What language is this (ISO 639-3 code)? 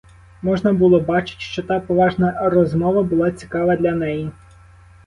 ukr